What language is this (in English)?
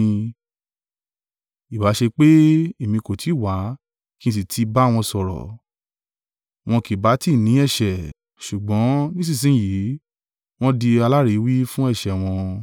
Yoruba